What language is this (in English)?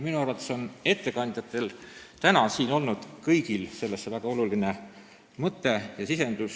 Estonian